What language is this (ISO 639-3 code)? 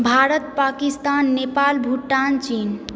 mai